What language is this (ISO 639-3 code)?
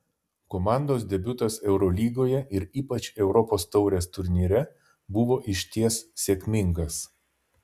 lit